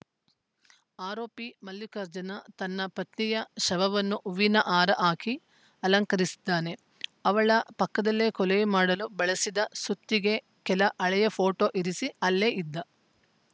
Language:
Kannada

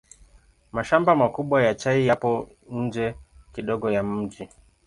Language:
Swahili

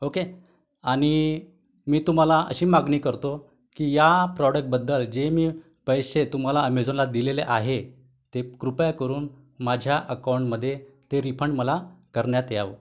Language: Marathi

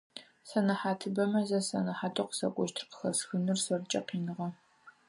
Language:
Adyghe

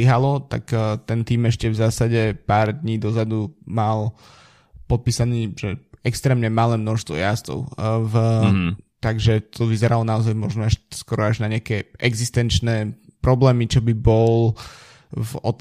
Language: Slovak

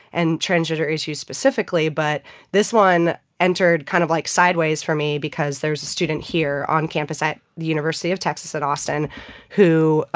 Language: English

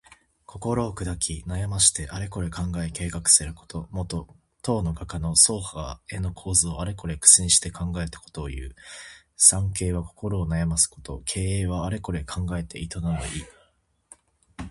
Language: Japanese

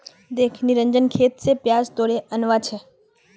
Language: Magahi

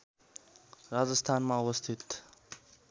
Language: Nepali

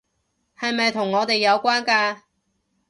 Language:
Cantonese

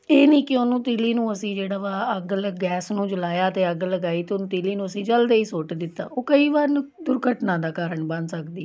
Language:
Punjabi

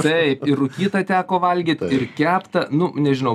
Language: Lithuanian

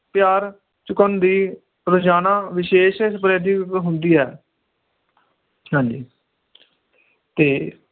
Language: Punjabi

